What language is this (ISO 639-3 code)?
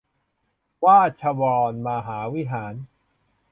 tha